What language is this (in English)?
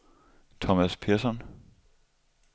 Danish